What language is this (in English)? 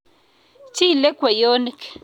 Kalenjin